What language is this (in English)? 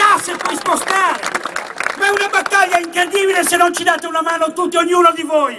Italian